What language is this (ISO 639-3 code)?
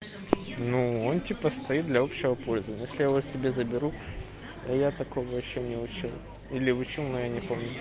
rus